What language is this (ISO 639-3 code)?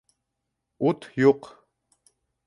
bak